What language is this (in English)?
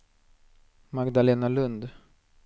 Swedish